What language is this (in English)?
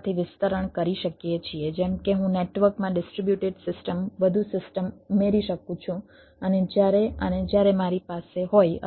Gujarati